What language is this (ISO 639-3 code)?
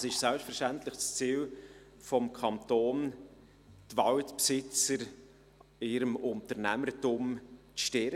gsw